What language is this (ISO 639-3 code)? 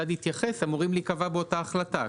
heb